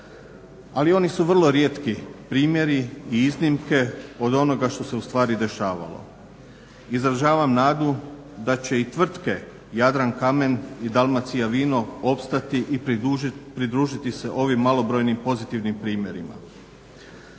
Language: Croatian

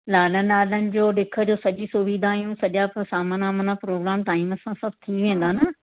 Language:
Sindhi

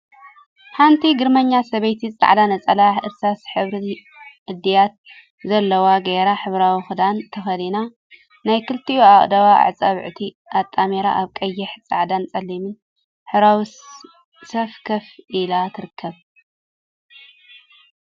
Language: Tigrinya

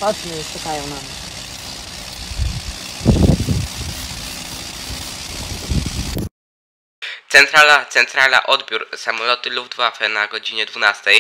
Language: Polish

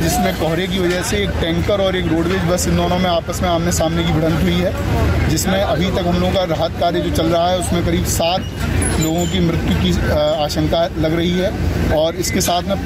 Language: Hindi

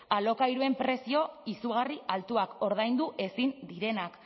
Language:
Basque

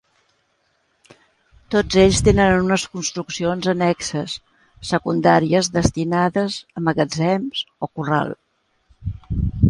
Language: Catalan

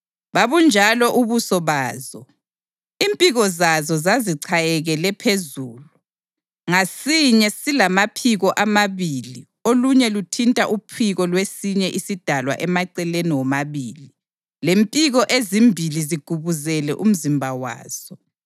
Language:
North Ndebele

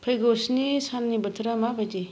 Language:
Bodo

